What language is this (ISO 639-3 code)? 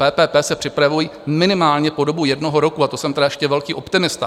ces